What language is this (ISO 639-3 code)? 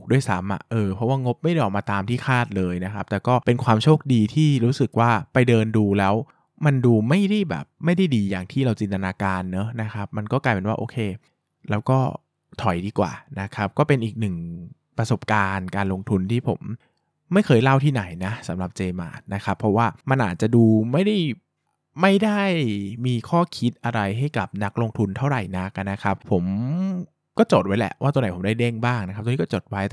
tha